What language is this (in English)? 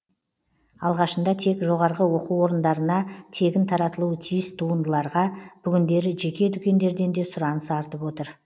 Kazakh